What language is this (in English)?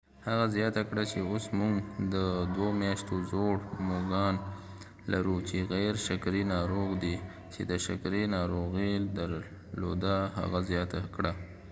Pashto